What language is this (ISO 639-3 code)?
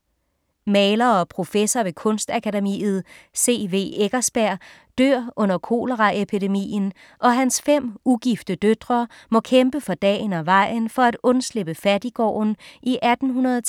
dan